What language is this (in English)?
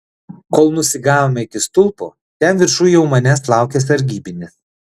Lithuanian